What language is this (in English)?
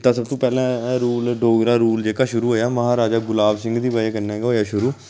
Dogri